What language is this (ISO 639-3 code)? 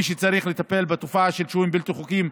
heb